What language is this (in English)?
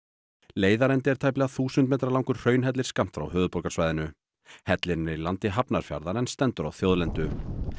Icelandic